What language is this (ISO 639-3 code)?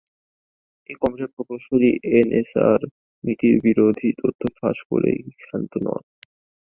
ben